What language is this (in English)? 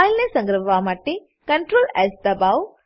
Gujarati